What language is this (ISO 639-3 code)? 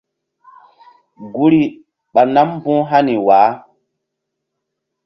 mdd